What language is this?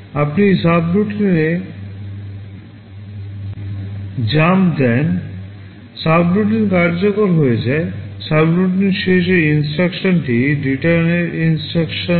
Bangla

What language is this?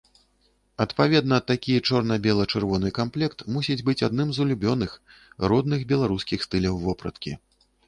Belarusian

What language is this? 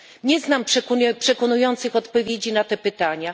Polish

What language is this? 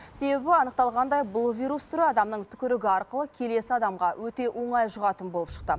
Kazakh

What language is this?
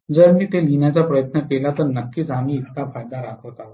Marathi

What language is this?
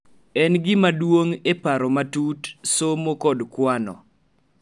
Luo (Kenya and Tanzania)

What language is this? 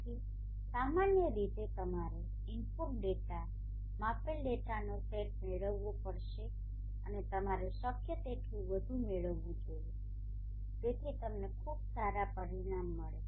Gujarati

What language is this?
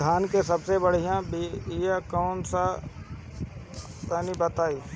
Bhojpuri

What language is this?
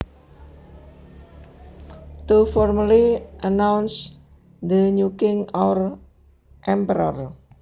Javanese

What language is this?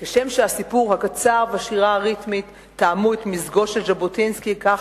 Hebrew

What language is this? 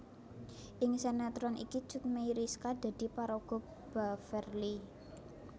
Javanese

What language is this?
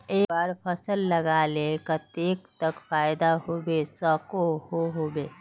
Magahi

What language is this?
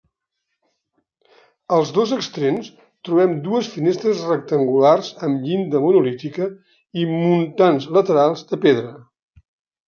Catalan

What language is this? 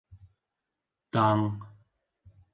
Bashkir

